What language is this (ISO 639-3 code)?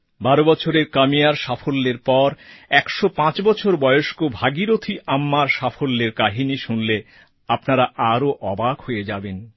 ben